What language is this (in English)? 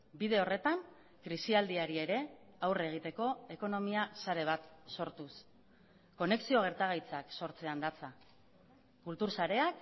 Basque